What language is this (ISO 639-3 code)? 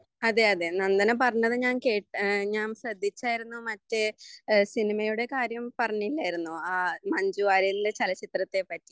mal